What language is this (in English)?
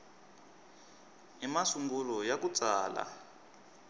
Tsonga